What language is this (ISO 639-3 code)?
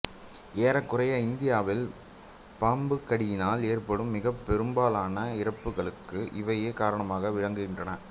tam